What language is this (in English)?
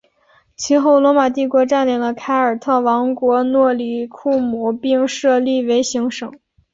Chinese